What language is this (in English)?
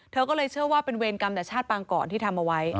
Thai